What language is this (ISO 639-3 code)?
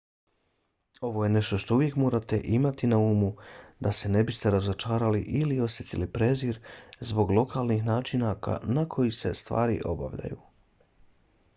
bos